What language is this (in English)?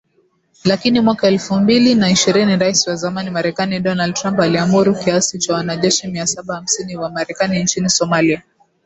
Swahili